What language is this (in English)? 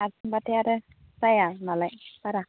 Bodo